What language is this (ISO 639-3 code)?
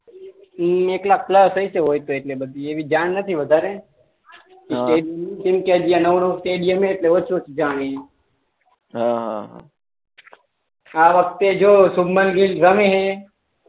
guj